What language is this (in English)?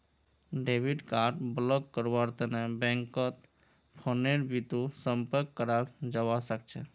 Magahi